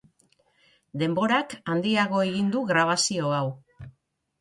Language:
Basque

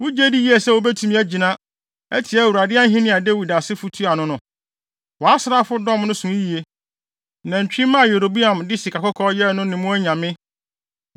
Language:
Akan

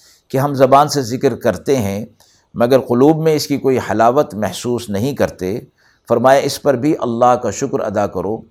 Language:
Urdu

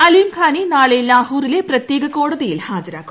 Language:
Malayalam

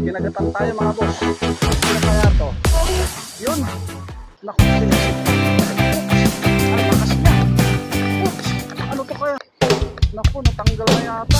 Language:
Filipino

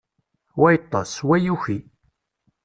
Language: Kabyle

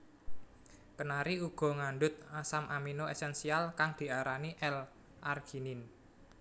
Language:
Javanese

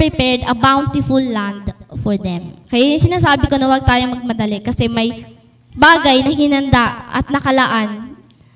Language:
Filipino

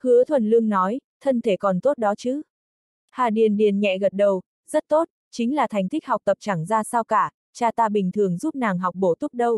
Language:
Vietnamese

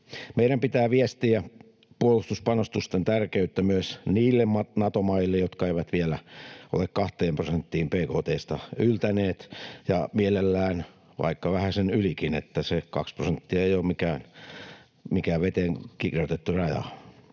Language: Finnish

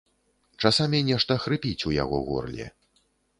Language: Belarusian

